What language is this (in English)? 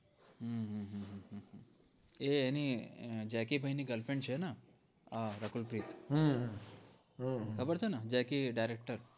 Gujarati